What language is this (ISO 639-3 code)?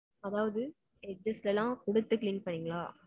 tam